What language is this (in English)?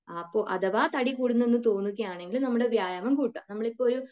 Malayalam